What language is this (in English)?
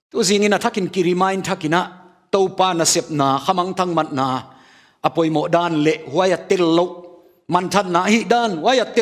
Thai